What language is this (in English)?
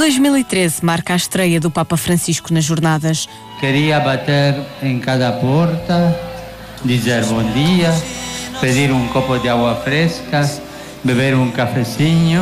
Portuguese